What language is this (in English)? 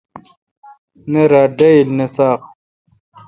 Kalkoti